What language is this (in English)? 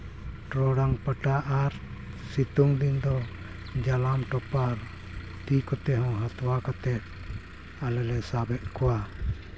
Santali